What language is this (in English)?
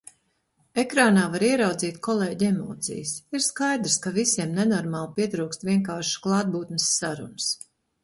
Latvian